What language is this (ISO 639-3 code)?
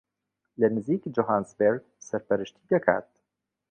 ckb